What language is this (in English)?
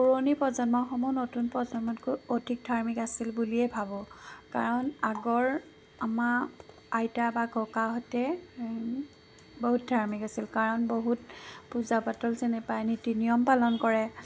Assamese